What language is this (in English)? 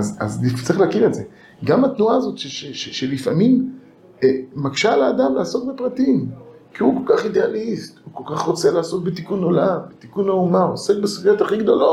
Hebrew